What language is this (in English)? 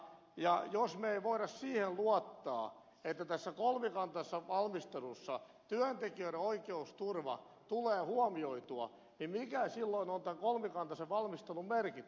Finnish